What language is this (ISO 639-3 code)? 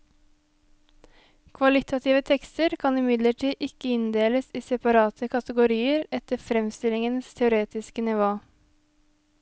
nor